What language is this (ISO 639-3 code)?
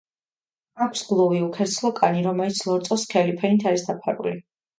kat